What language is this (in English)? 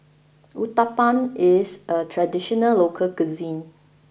English